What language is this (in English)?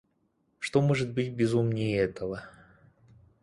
Russian